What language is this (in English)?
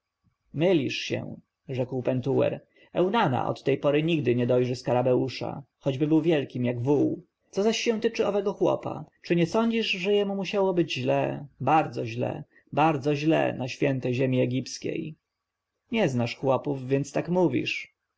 Polish